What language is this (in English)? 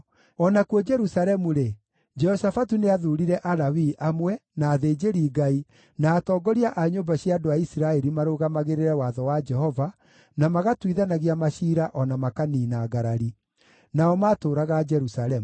Kikuyu